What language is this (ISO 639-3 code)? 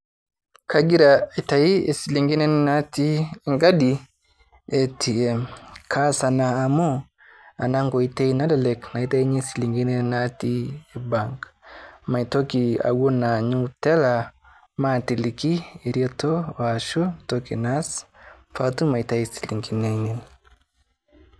mas